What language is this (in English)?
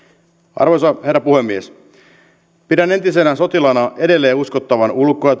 Finnish